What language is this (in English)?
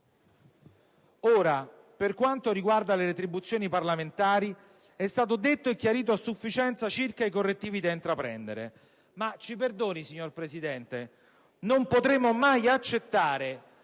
Italian